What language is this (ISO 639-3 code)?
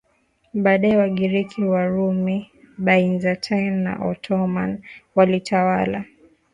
swa